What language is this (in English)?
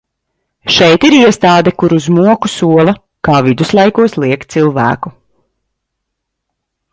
Latvian